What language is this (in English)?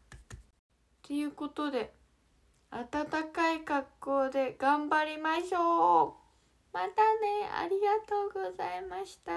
Japanese